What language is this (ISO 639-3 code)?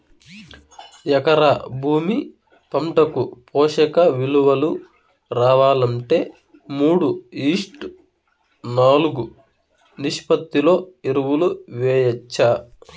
tel